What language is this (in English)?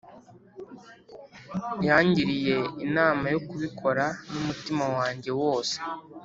Kinyarwanda